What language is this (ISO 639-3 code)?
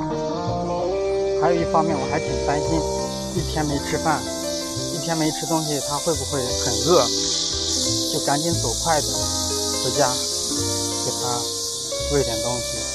zho